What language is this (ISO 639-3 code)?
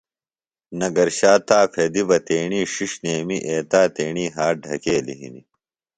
phl